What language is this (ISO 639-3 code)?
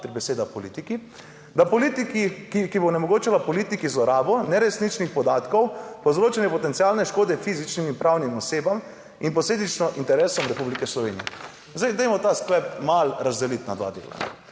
slv